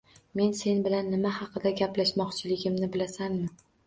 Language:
Uzbek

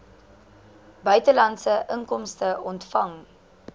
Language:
Afrikaans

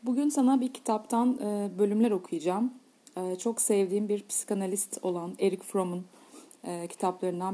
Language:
Turkish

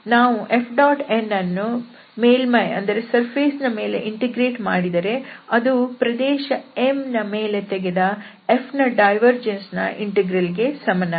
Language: Kannada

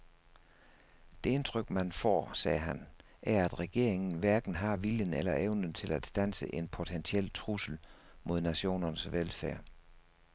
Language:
Danish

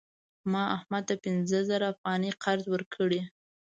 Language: Pashto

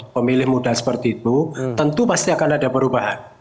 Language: Indonesian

